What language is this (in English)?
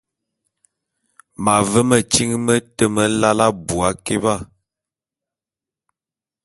Bulu